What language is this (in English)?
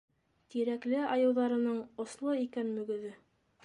Bashkir